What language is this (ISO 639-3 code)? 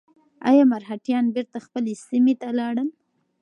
pus